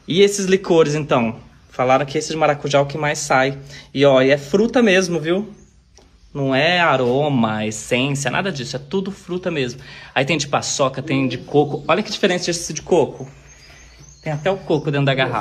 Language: Portuguese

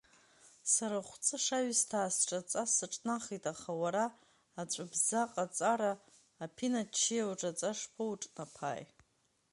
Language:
Abkhazian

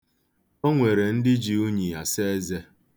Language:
Igbo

